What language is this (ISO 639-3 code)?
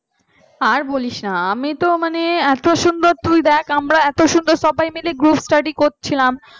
ben